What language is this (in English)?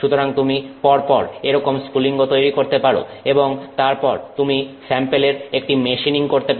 Bangla